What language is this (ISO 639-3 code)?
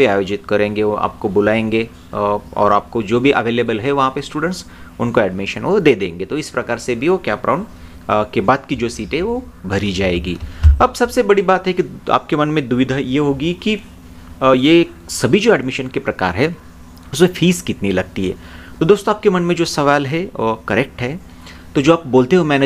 hin